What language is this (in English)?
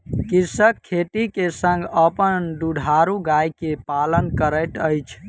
Maithili